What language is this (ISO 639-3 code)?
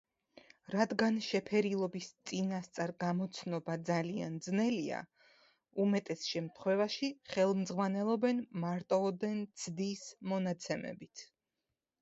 kat